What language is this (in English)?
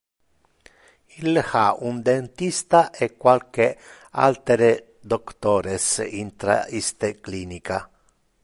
Interlingua